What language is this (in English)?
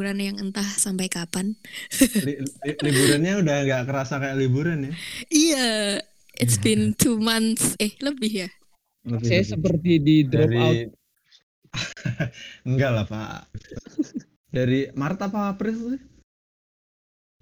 Indonesian